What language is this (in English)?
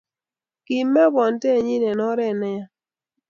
Kalenjin